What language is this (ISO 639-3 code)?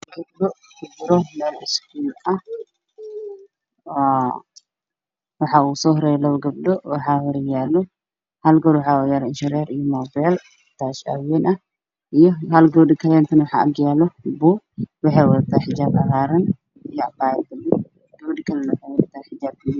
som